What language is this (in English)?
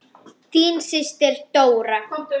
Icelandic